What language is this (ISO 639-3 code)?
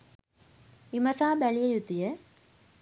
sin